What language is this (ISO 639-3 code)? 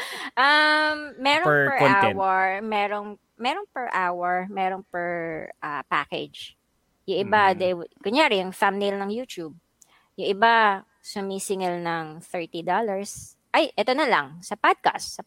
fil